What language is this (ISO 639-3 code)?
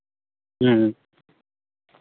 sat